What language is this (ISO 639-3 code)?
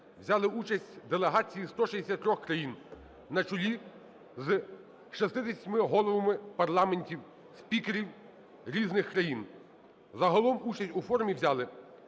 ukr